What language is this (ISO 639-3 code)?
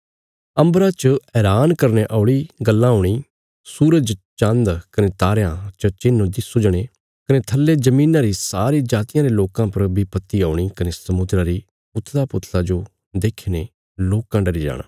kfs